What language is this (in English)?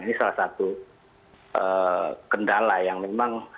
Indonesian